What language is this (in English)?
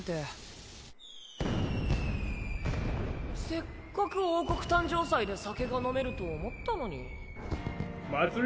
Japanese